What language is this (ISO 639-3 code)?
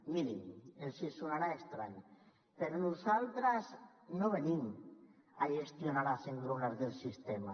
cat